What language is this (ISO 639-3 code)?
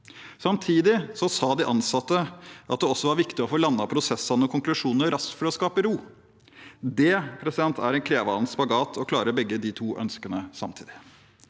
nor